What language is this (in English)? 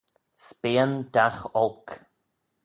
Manx